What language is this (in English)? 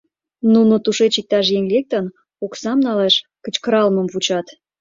Mari